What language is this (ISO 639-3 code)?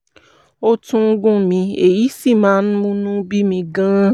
yor